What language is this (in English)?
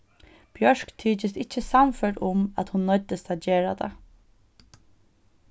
Faroese